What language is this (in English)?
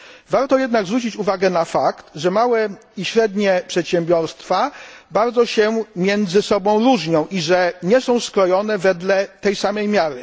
Polish